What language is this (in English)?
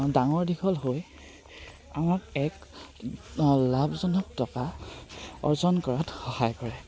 Assamese